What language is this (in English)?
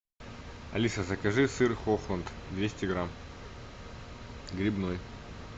Russian